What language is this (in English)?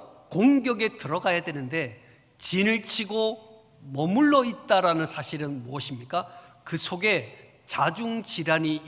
Korean